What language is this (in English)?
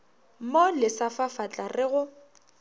Northern Sotho